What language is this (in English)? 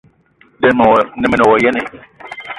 Eton (Cameroon)